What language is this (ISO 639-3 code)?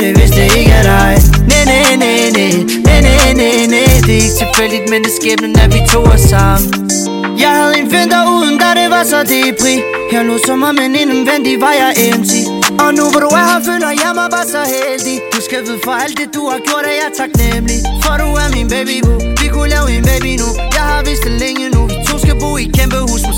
dan